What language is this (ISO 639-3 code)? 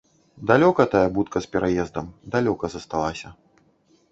bel